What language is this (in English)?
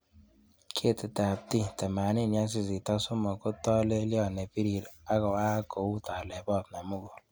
Kalenjin